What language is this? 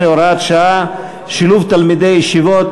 Hebrew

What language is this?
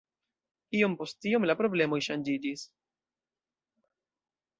Esperanto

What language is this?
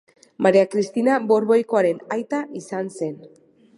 Basque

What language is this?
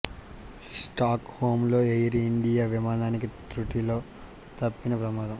Telugu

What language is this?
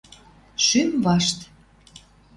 Western Mari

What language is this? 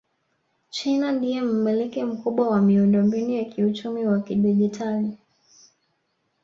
Swahili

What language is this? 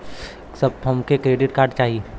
Bhojpuri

